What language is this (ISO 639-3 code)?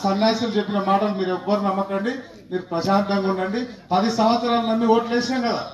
tel